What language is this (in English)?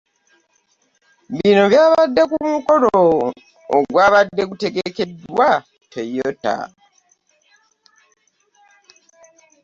Ganda